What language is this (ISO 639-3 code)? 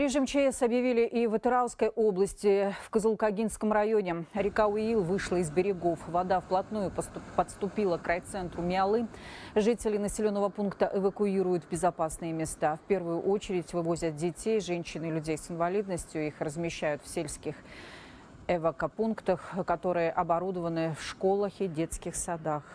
rus